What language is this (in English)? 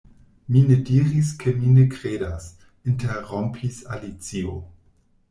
Esperanto